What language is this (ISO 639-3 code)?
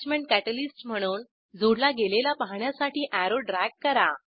mar